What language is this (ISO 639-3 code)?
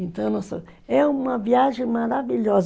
por